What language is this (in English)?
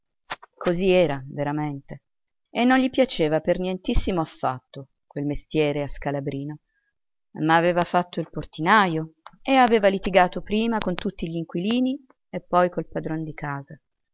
Italian